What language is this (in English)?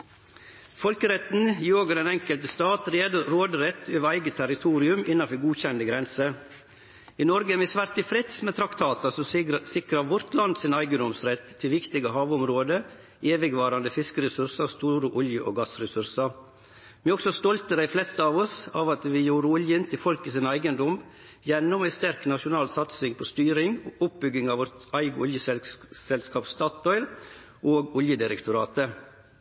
Norwegian Nynorsk